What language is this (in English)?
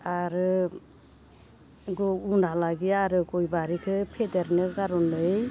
Bodo